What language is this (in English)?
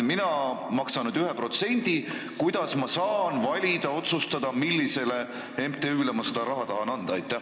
Estonian